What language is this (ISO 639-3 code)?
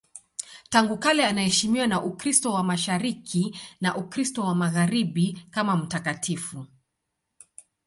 swa